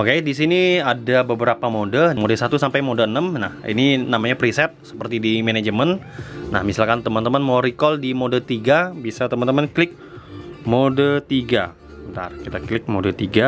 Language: Indonesian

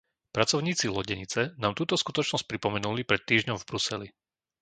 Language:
Slovak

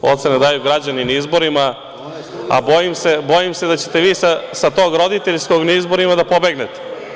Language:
Serbian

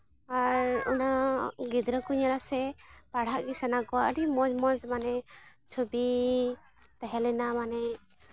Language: Santali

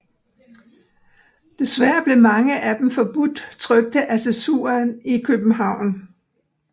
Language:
Danish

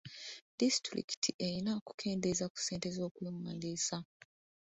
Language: Ganda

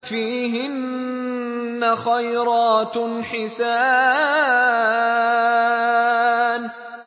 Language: Arabic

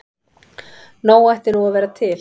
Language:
Icelandic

